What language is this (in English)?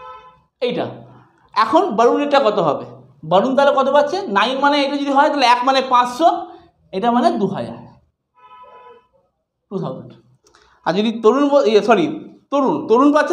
Hindi